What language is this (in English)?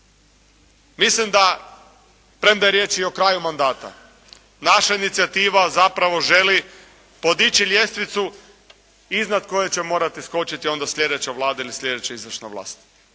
Croatian